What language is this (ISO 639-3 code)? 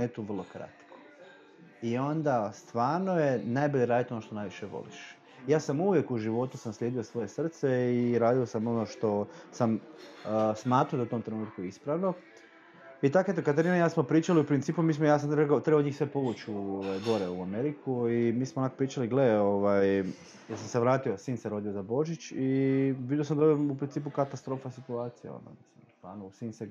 hrv